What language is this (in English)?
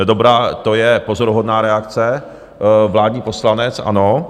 Czech